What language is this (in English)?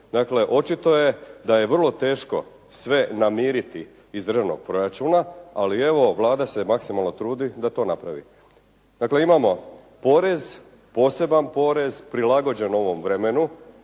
Croatian